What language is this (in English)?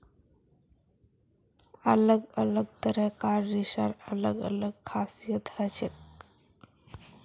Magahi